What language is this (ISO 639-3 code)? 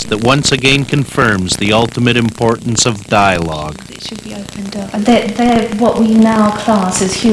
eng